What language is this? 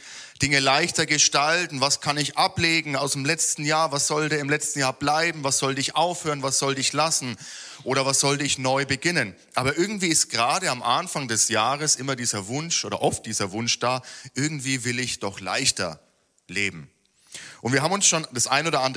German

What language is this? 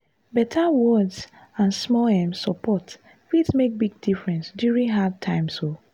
Nigerian Pidgin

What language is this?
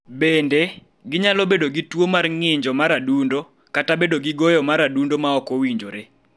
Luo (Kenya and Tanzania)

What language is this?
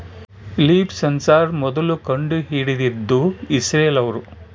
Kannada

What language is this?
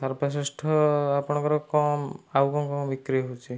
Odia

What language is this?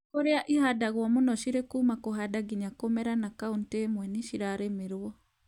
Kikuyu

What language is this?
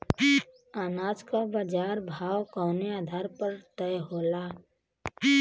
Bhojpuri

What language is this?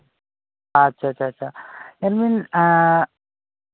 Santali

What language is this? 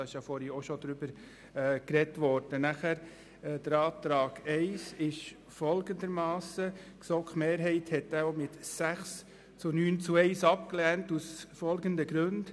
Swiss German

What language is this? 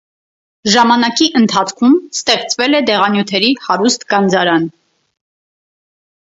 Armenian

